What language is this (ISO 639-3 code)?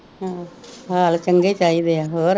pan